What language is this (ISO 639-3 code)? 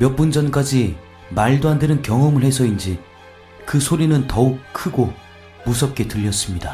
kor